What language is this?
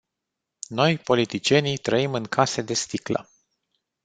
Romanian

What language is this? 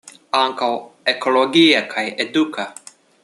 Esperanto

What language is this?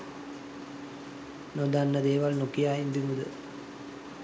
Sinhala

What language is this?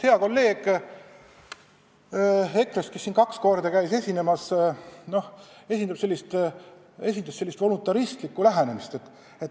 Estonian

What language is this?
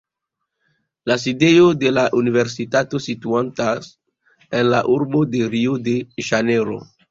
Esperanto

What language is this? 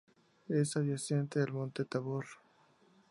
Spanish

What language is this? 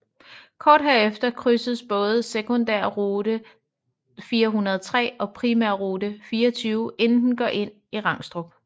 Danish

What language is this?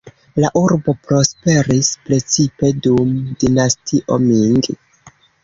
Esperanto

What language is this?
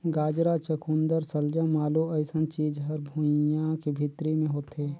Chhattisgarhi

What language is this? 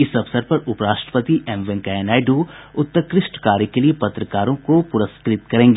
Hindi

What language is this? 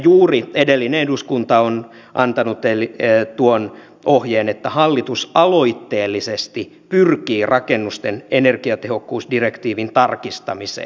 Finnish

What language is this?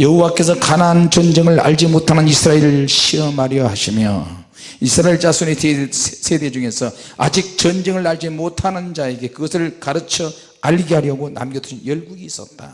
Korean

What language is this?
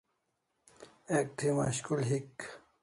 Kalasha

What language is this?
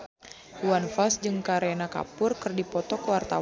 Sundanese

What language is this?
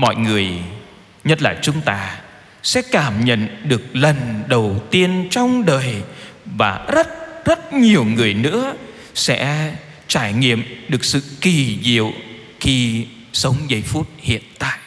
Vietnamese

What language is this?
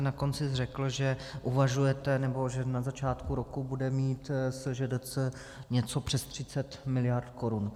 Czech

